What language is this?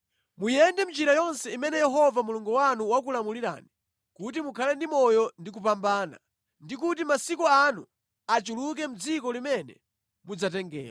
Nyanja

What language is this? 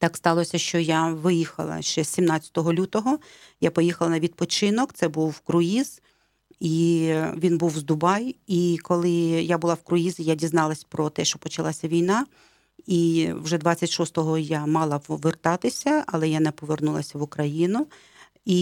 Ukrainian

